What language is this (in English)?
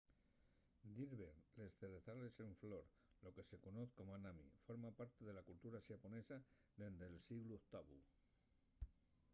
Asturian